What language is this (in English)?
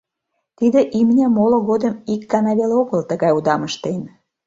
Mari